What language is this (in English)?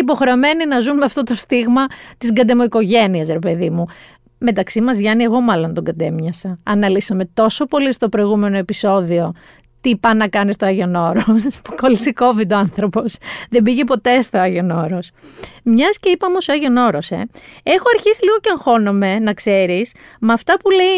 Greek